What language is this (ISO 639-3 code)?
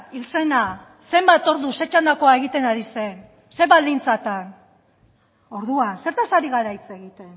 eus